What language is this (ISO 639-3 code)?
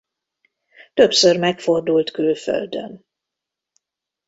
hun